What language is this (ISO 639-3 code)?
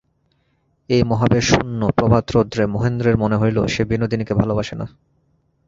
ben